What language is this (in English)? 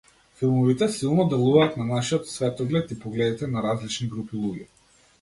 Macedonian